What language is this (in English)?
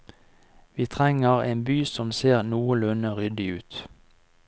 Norwegian